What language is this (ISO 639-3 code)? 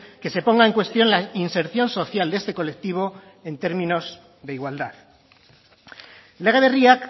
spa